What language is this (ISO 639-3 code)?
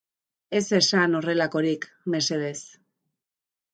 eus